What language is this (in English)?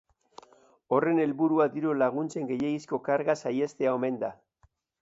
Basque